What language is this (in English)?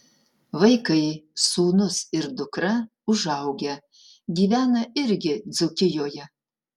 Lithuanian